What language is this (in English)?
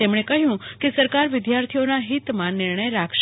Gujarati